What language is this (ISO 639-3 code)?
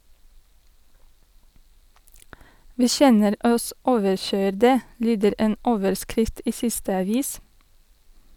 nor